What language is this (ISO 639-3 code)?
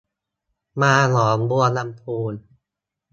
tha